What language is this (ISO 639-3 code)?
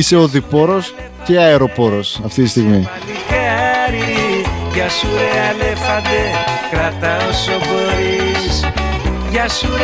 ell